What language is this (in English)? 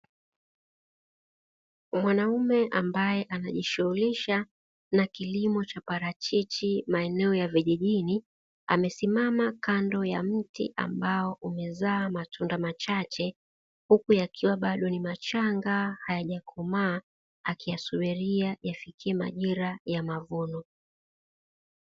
Swahili